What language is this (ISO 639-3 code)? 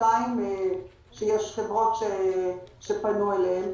heb